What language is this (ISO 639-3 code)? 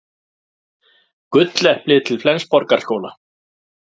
isl